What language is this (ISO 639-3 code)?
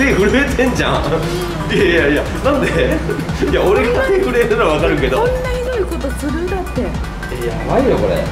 jpn